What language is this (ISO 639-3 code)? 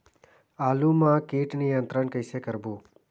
hne